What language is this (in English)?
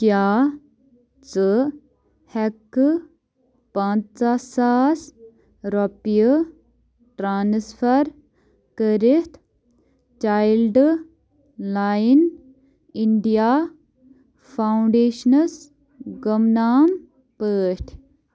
Kashmiri